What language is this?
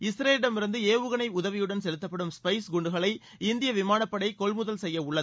Tamil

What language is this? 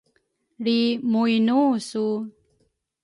Rukai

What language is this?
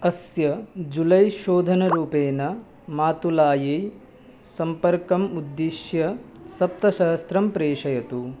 Sanskrit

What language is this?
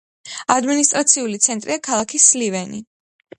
Georgian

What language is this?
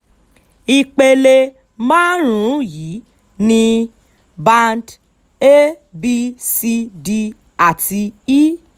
Yoruba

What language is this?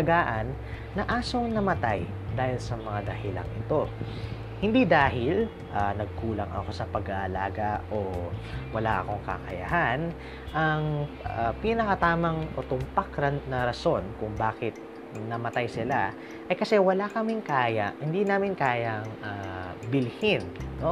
Filipino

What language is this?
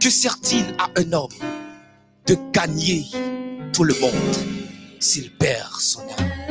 French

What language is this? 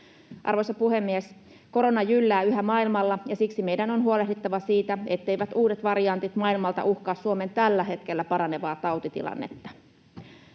Finnish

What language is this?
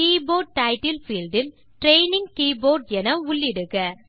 Tamil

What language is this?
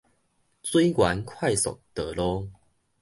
Min Nan Chinese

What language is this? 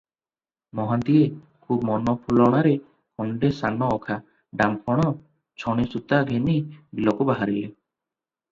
Odia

